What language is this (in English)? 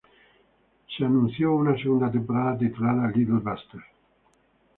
Spanish